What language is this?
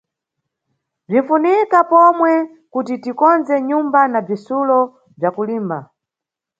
Nyungwe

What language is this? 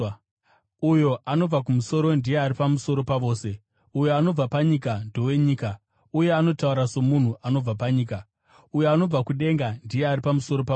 Shona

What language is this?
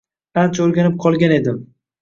Uzbek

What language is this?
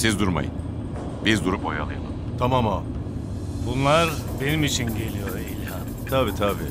Turkish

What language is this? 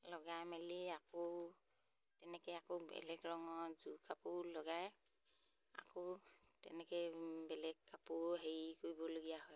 Assamese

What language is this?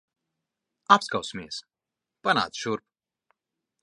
Latvian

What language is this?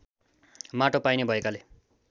Nepali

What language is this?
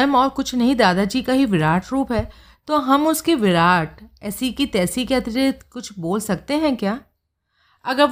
Hindi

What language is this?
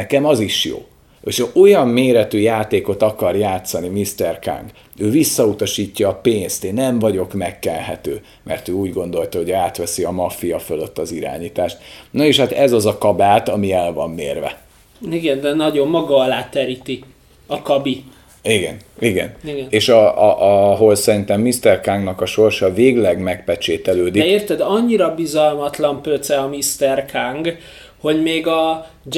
Hungarian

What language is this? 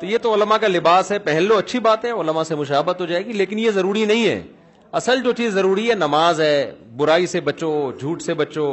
Urdu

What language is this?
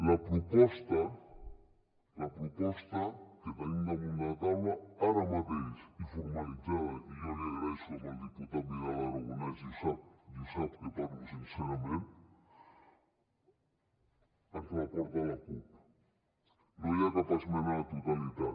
Catalan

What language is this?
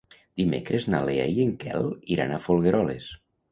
Catalan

